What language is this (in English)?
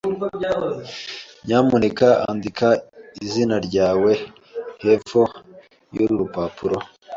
Kinyarwanda